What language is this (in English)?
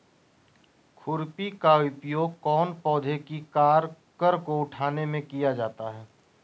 Magahi